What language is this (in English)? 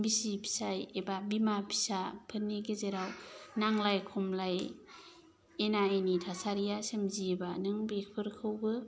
Bodo